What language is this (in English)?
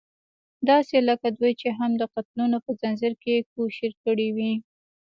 Pashto